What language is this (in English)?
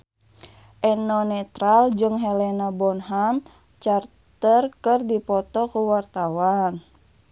Sundanese